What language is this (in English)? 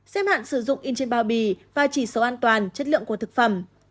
Vietnamese